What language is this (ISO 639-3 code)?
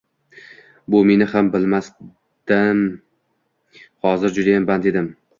uzb